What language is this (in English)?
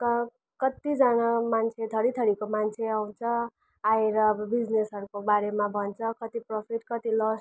Nepali